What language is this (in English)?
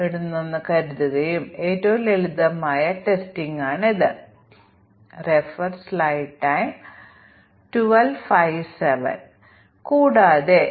Malayalam